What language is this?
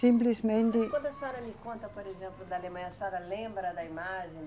Portuguese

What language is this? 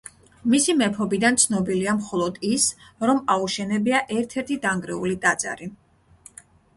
Georgian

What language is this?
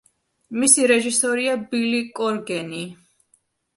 Georgian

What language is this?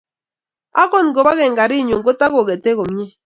Kalenjin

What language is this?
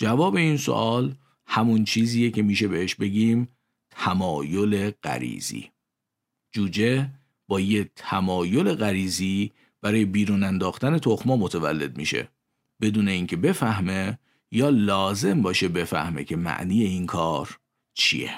Persian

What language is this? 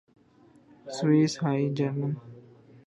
Urdu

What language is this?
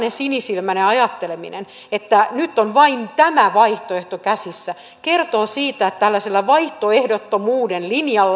Finnish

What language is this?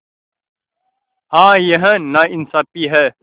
Hindi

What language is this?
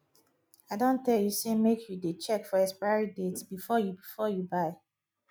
Nigerian Pidgin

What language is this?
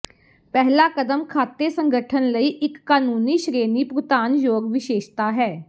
Punjabi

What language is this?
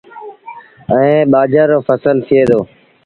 Sindhi Bhil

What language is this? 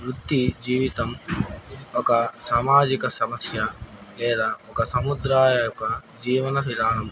Telugu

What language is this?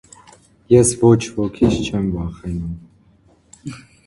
Armenian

